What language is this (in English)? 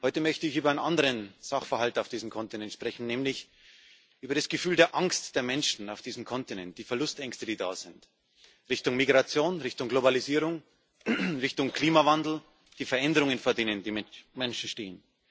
German